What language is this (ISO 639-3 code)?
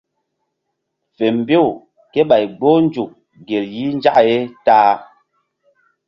mdd